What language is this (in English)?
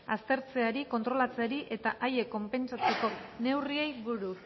Basque